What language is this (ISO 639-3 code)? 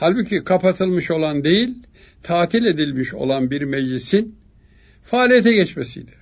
tur